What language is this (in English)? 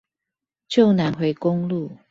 Chinese